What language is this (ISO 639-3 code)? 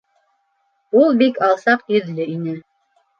bak